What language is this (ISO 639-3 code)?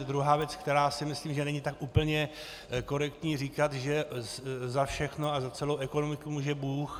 ces